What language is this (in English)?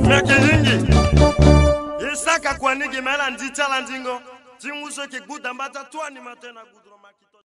French